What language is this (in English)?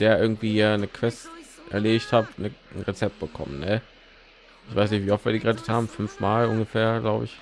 German